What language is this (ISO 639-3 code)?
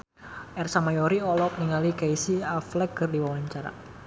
sun